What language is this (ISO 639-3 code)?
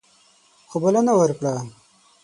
pus